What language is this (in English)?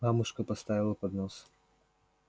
Russian